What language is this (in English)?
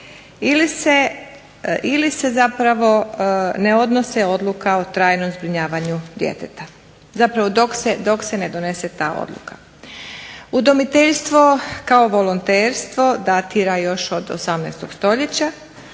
Croatian